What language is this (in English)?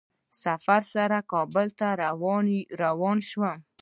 Pashto